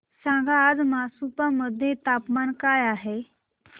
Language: Marathi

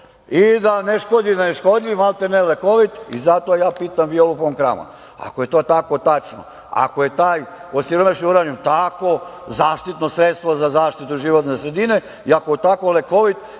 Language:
Serbian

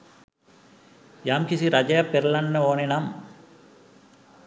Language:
Sinhala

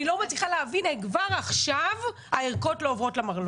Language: Hebrew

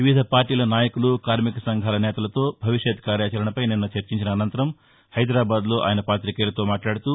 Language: Telugu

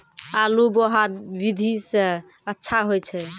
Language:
Maithili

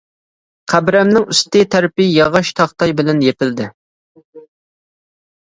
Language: Uyghur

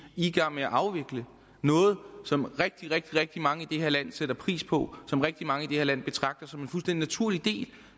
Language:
Danish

